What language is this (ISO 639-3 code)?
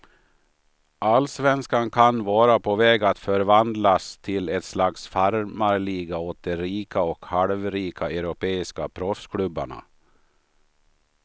swe